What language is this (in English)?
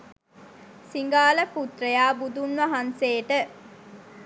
Sinhala